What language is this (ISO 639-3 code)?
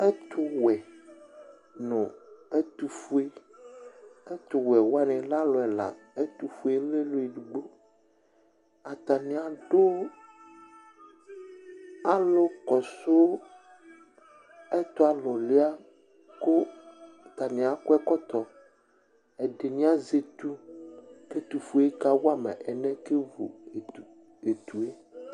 kpo